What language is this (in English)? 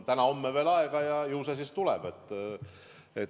Estonian